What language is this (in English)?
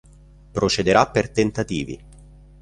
Italian